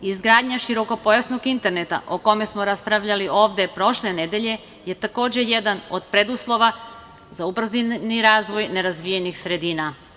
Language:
Serbian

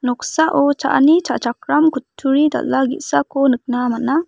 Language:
Garo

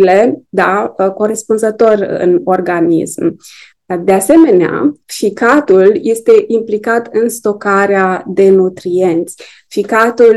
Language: Romanian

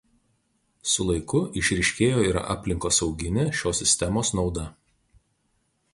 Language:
Lithuanian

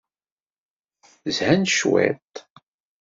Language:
Kabyle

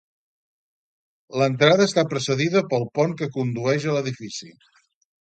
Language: Catalan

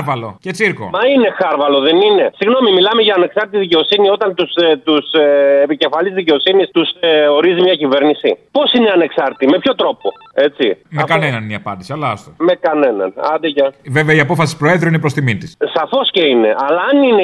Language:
Greek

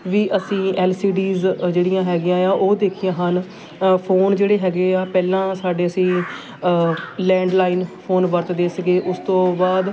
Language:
Punjabi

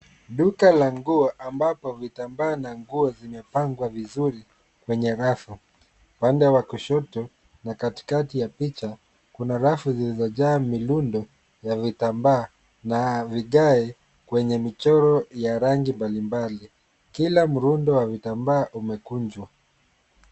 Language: Swahili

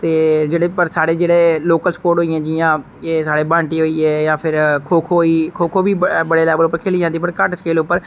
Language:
Dogri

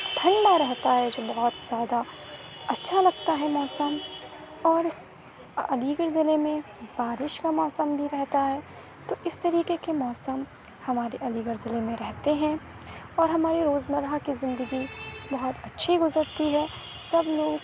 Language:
Urdu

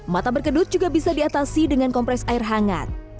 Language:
Indonesian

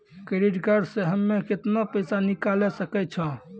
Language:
Maithili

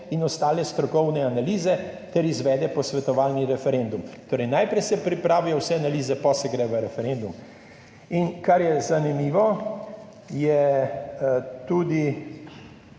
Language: Slovenian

